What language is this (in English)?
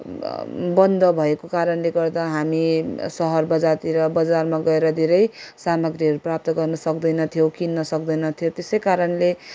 Nepali